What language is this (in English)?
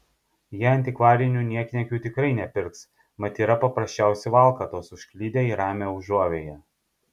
Lithuanian